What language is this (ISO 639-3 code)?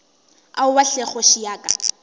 nso